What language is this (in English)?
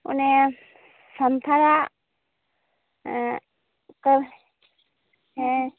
Santali